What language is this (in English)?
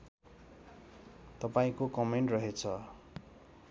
Nepali